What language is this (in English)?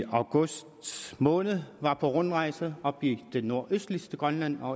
Danish